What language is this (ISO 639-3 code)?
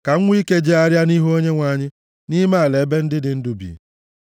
ibo